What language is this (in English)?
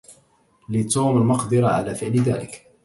Arabic